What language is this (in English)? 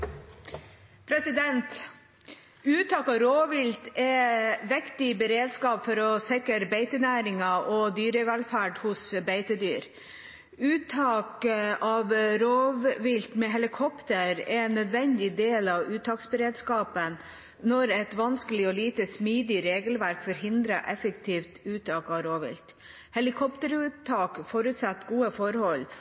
Norwegian Bokmål